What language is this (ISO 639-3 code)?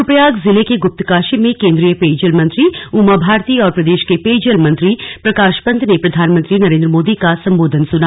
hin